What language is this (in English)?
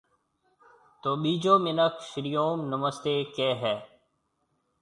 Marwari (Pakistan)